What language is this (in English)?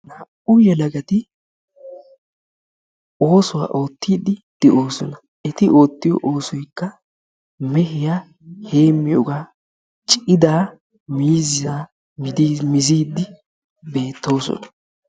Wolaytta